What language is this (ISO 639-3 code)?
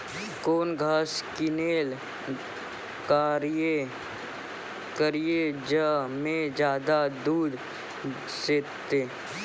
mai